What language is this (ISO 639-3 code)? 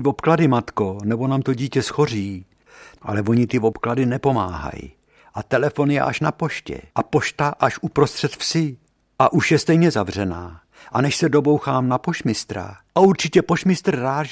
ces